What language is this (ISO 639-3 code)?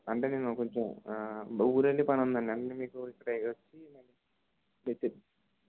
tel